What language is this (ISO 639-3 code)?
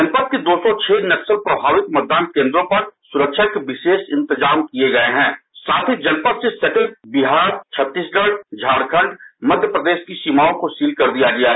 hin